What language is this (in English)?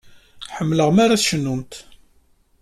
Kabyle